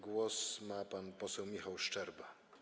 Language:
Polish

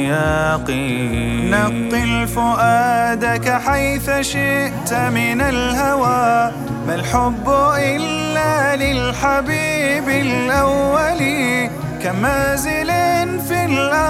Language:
Arabic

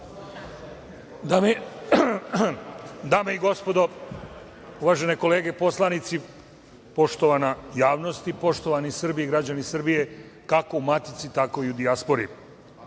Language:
Serbian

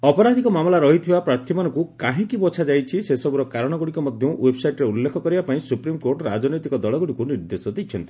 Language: Odia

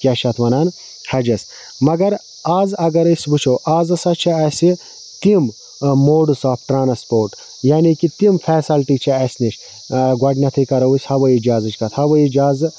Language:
Kashmiri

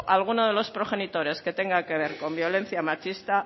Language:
Spanish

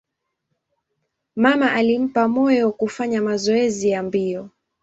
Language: Swahili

